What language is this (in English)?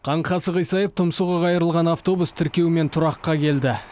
Kazakh